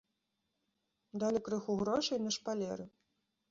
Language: Belarusian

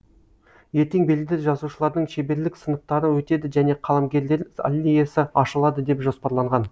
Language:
Kazakh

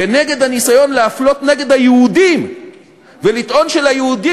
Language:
Hebrew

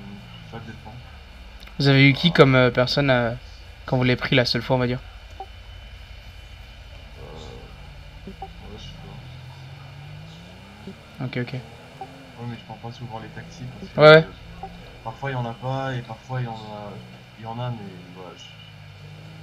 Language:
French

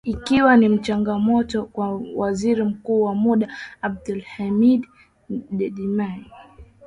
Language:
Swahili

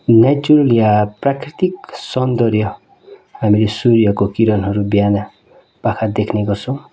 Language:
Nepali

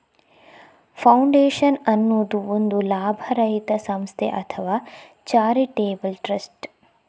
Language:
Kannada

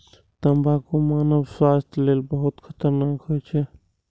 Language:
Maithili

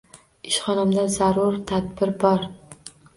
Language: Uzbek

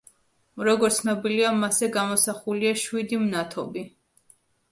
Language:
Georgian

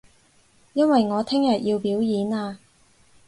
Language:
Cantonese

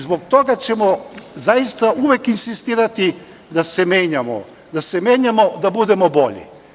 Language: Serbian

